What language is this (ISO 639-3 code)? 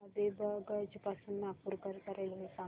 mar